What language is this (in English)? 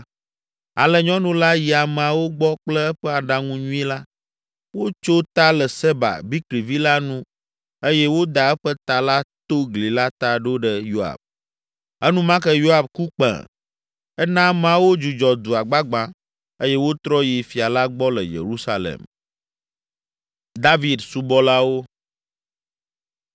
Ewe